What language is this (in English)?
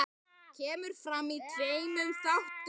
Icelandic